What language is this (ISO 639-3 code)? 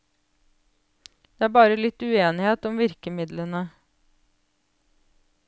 nor